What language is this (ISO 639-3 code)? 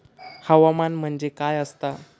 mar